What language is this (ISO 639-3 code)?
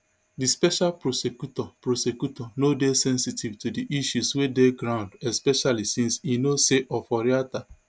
pcm